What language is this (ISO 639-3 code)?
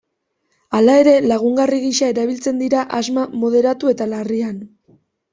eus